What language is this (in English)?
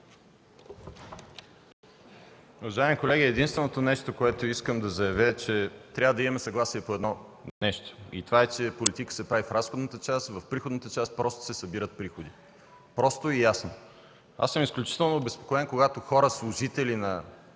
Bulgarian